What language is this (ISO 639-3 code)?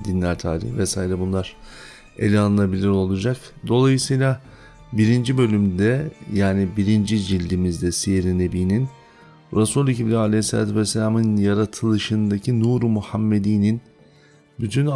tur